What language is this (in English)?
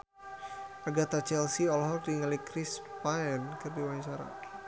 Sundanese